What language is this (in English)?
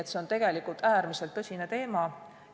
Estonian